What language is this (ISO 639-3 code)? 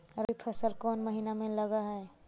mag